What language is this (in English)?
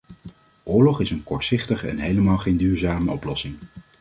Dutch